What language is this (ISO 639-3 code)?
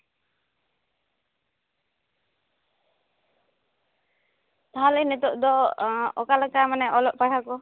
sat